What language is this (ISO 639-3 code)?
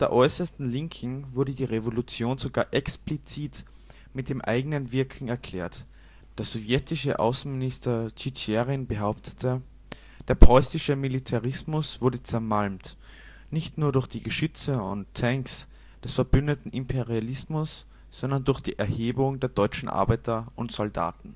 deu